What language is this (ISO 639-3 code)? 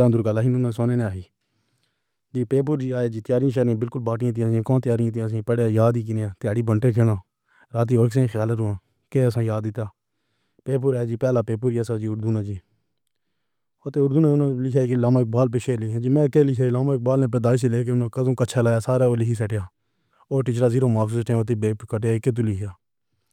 phr